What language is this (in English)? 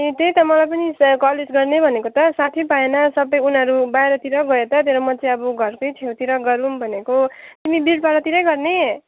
Nepali